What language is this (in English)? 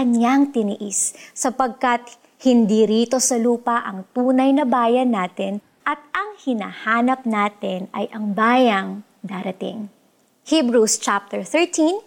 Filipino